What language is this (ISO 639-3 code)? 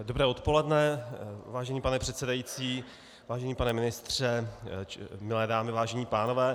ces